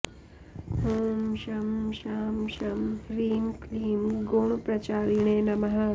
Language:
Sanskrit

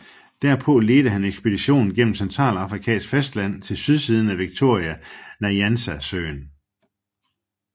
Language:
Danish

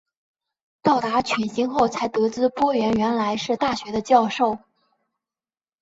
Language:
Chinese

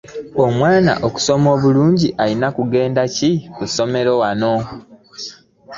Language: Ganda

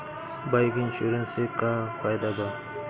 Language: Bhojpuri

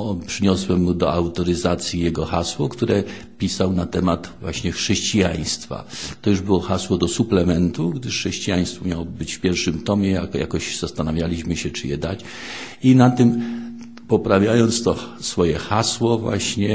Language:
Polish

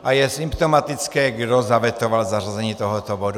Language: Czech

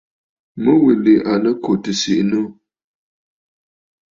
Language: Bafut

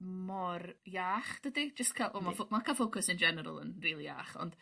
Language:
Welsh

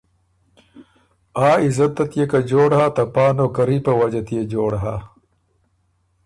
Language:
Ormuri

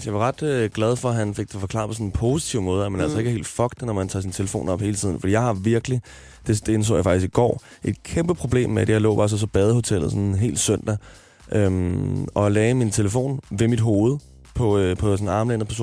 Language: Danish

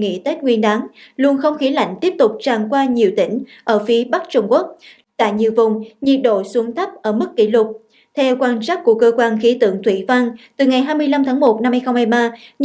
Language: Vietnamese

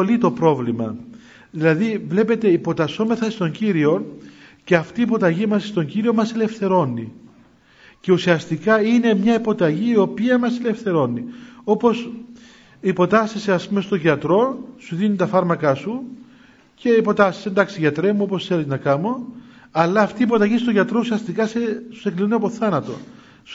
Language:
Greek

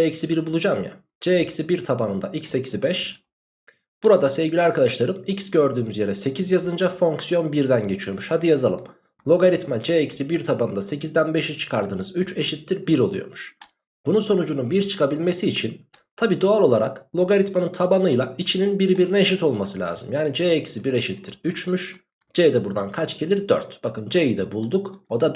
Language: Turkish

